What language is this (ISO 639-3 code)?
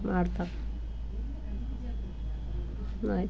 kan